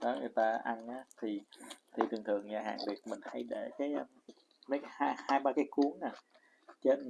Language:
Vietnamese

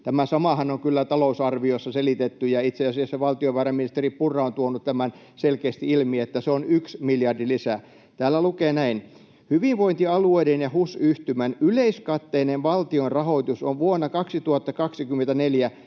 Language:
Finnish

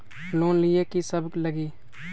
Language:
Magahi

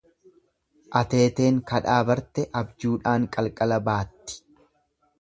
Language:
Oromo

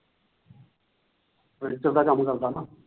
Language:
Punjabi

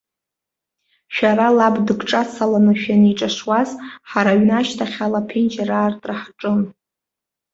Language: Abkhazian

